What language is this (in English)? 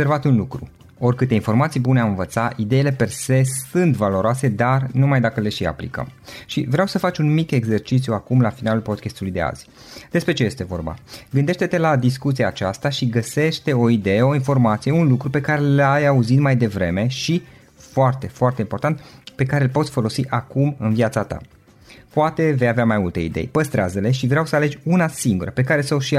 Romanian